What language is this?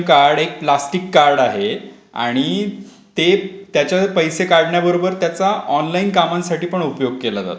Marathi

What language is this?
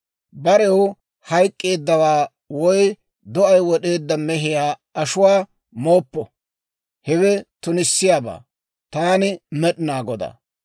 Dawro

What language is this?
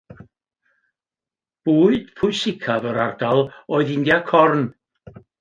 Welsh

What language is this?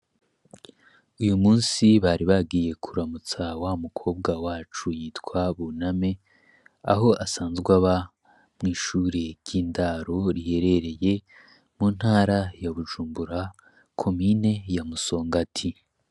Rundi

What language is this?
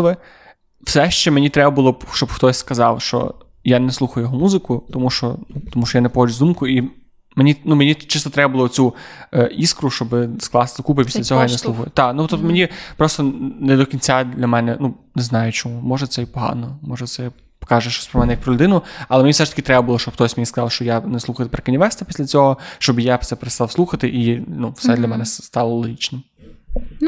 Ukrainian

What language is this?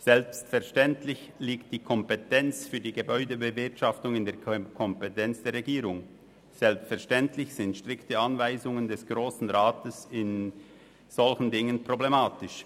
Swiss German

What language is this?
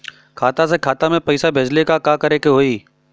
Bhojpuri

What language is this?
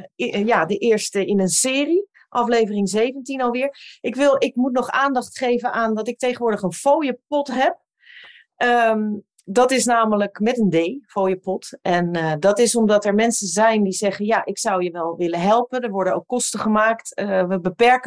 Dutch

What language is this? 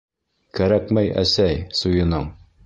Bashkir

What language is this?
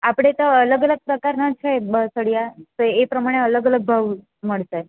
Gujarati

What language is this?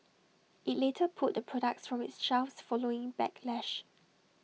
English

